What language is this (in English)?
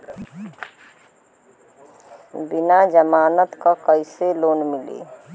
Bhojpuri